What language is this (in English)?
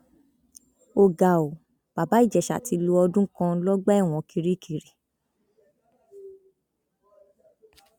Yoruba